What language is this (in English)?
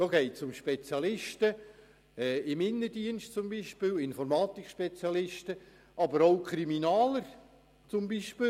Swiss German